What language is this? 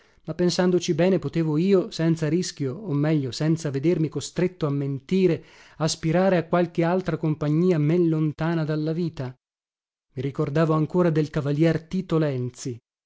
Italian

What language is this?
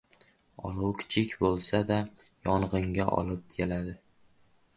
Uzbek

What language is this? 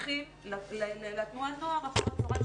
Hebrew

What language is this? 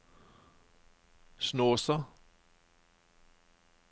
Norwegian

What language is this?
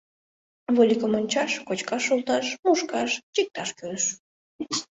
Mari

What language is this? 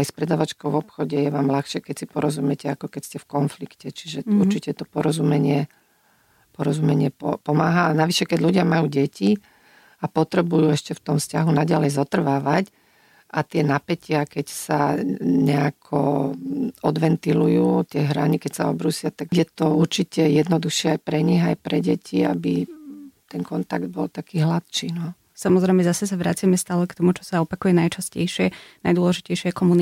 Slovak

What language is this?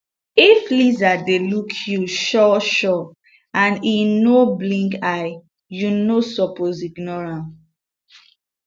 Nigerian Pidgin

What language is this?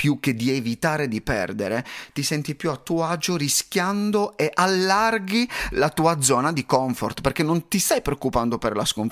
Italian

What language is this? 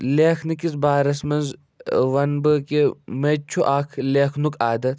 Kashmiri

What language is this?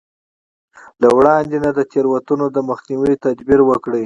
Pashto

